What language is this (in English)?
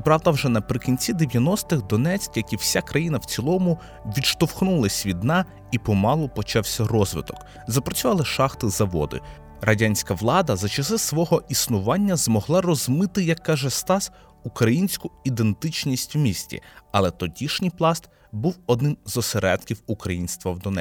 Ukrainian